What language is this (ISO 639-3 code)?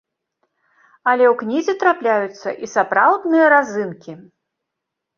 bel